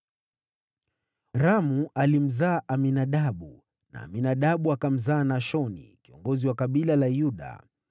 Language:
Swahili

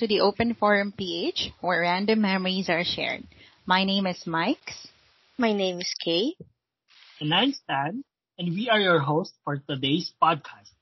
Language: Filipino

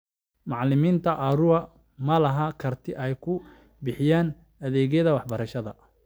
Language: Somali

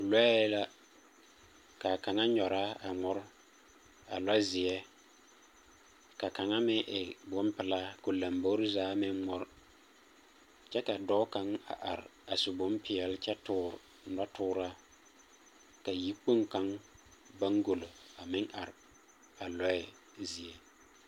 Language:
Southern Dagaare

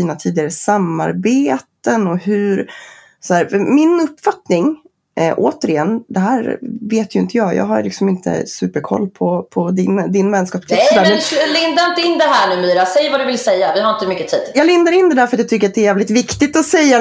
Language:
Swedish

